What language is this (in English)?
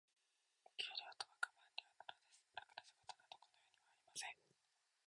Japanese